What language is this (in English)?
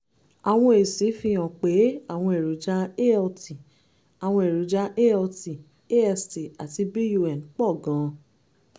Yoruba